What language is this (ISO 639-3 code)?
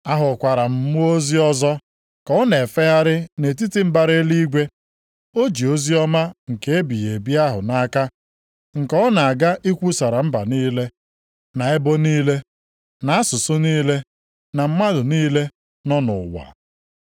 ibo